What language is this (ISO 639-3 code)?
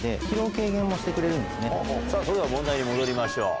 jpn